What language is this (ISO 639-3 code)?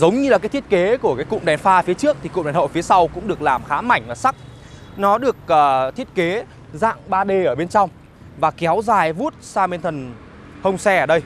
vie